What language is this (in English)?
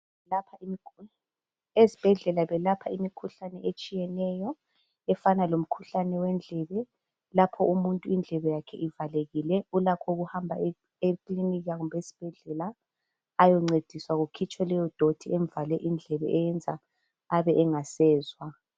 North Ndebele